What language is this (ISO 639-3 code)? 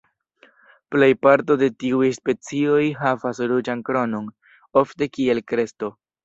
epo